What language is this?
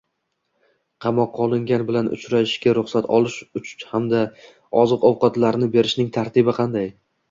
Uzbek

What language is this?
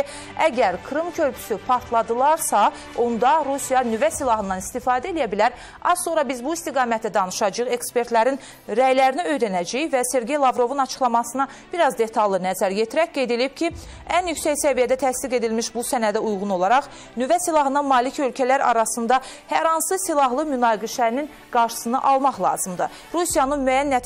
Turkish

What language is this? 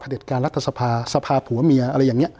Thai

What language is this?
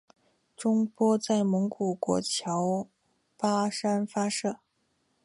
Chinese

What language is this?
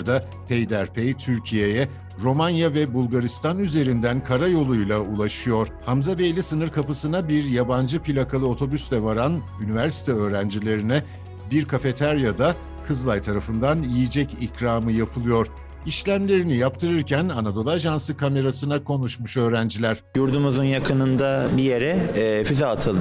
Turkish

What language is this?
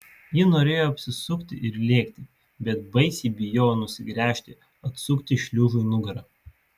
Lithuanian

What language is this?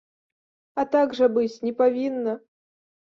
Belarusian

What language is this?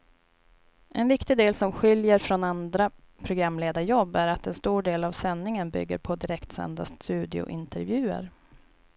Swedish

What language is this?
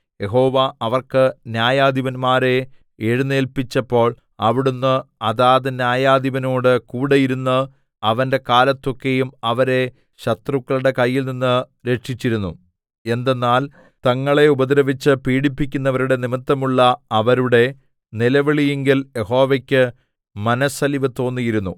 Malayalam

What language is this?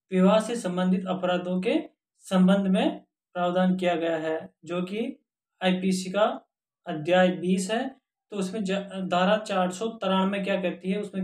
Hindi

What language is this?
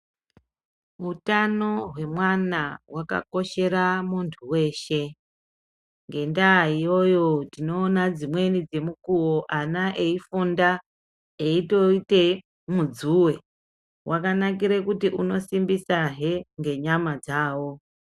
Ndau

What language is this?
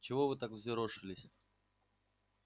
Russian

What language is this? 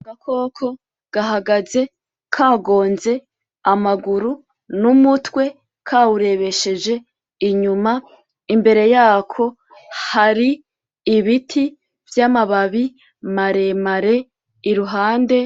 Rundi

